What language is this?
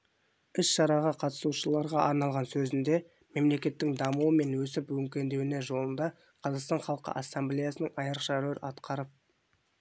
Kazakh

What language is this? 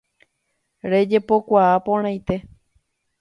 Guarani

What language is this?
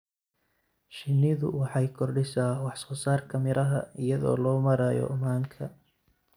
Somali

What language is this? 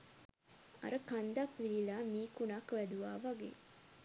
Sinhala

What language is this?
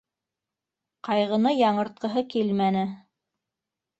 Bashkir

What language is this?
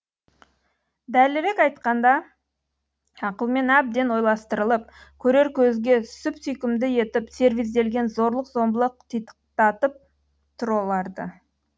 Kazakh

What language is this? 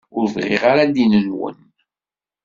Kabyle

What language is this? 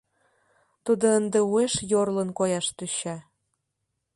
Mari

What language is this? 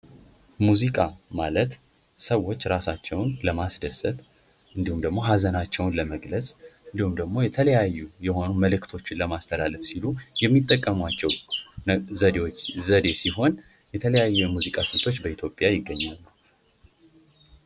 Amharic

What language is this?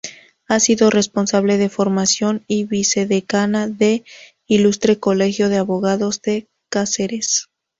Spanish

